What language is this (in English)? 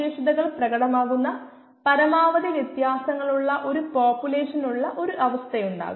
Malayalam